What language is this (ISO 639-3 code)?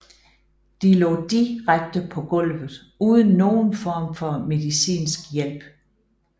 dan